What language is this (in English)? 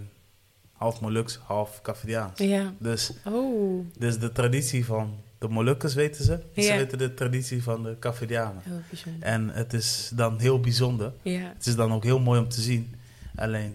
Dutch